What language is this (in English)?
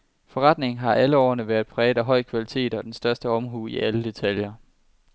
Danish